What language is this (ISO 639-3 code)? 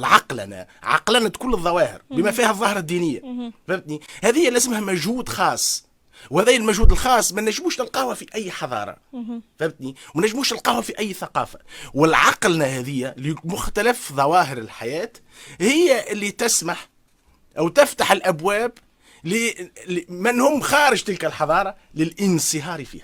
ara